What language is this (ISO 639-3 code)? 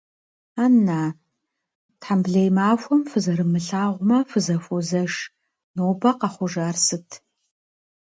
kbd